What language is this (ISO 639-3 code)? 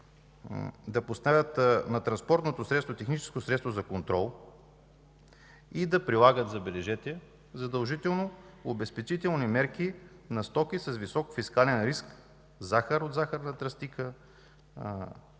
bul